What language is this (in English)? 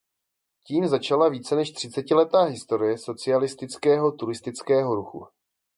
Czech